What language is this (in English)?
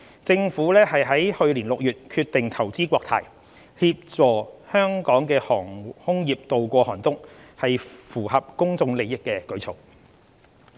Cantonese